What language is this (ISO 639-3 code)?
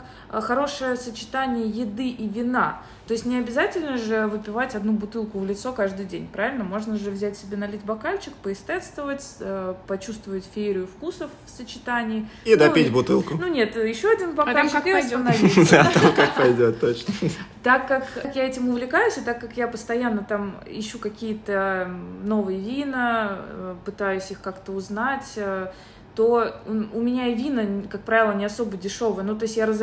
rus